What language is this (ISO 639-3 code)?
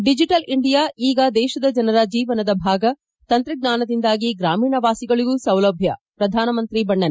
kan